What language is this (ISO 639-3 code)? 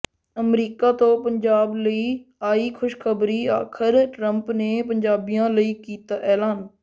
pan